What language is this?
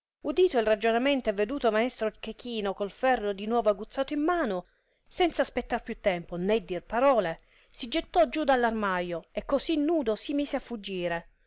Italian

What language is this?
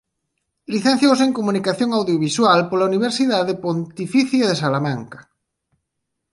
Galician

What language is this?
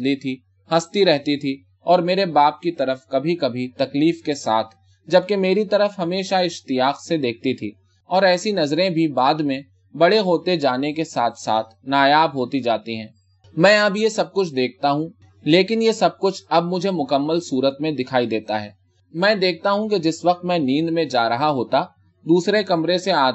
Urdu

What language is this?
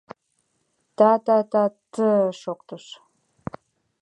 Mari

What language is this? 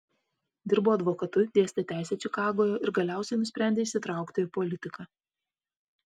Lithuanian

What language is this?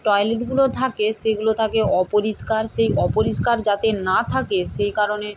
Bangla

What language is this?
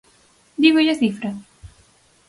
Galician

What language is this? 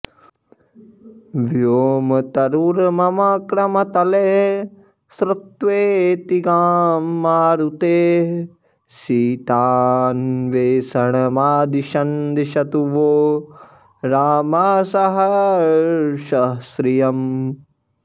Sanskrit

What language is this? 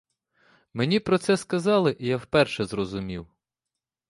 Ukrainian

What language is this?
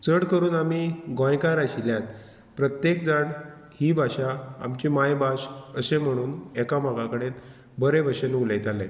Konkani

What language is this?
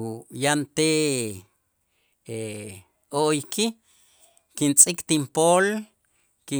Itzá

